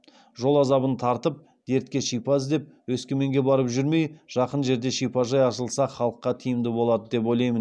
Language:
Kazakh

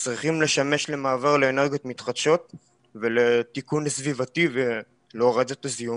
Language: Hebrew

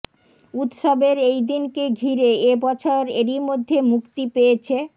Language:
Bangla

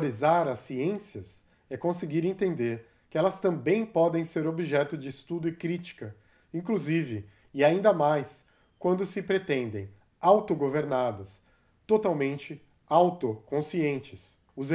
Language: Portuguese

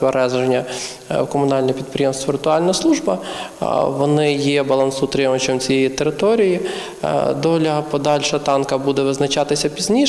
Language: Ukrainian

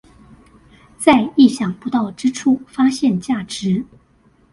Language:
Chinese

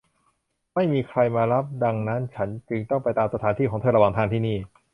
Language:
Thai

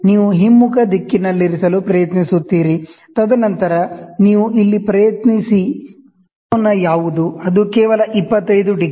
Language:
Kannada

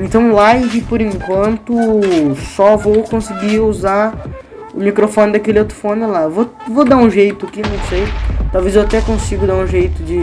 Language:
Portuguese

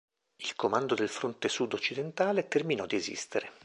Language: Italian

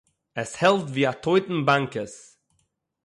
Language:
Yiddish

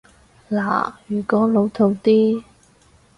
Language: Cantonese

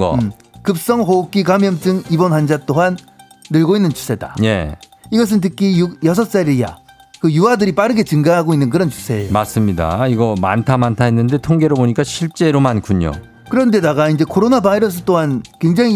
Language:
Korean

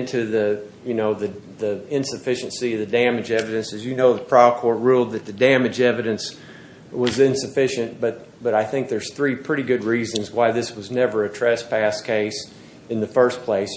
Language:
English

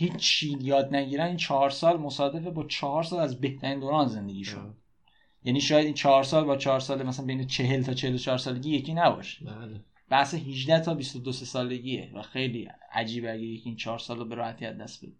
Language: Persian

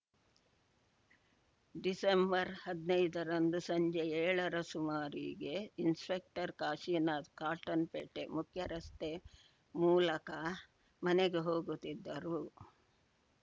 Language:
Kannada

